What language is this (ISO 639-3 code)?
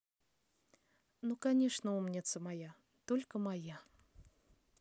rus